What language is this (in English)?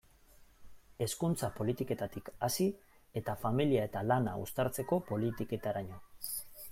Basque